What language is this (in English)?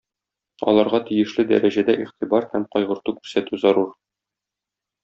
Tatar